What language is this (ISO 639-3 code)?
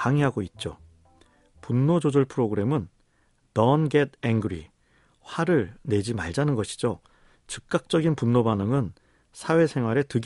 kor